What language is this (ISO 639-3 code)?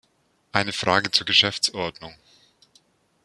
deu